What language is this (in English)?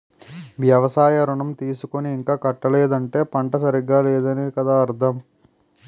Telugu